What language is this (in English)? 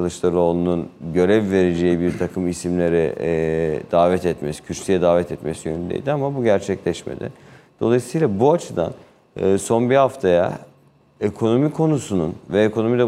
Turkish